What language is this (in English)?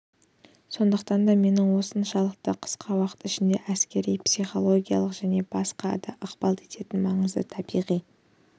Kazakh